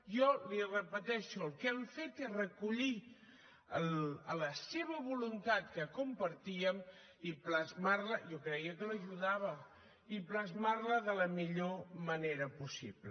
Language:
Catalan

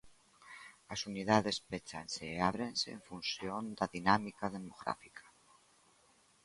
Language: Galician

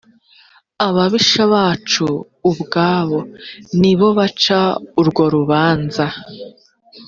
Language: Kinyarwanda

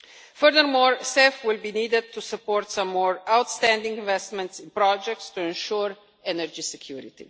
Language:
English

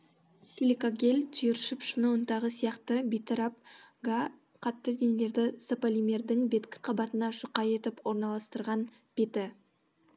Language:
Kazakh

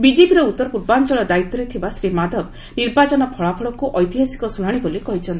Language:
Odia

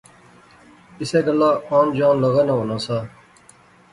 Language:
Pahari-Potwari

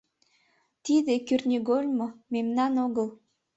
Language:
Mari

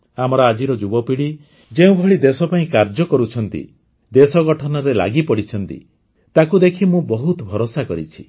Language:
Odia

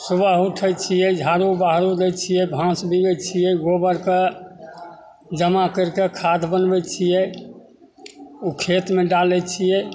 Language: Maithili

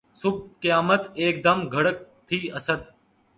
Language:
Urdu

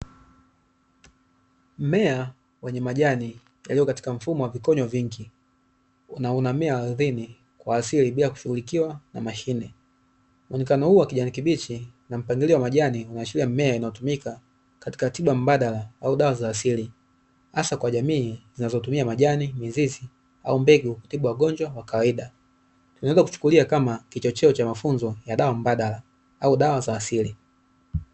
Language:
Swahili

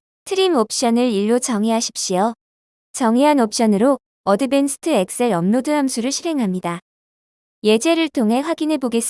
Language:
Korean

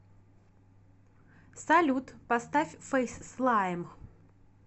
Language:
Russian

